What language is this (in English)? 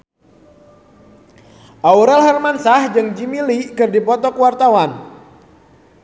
Sundanese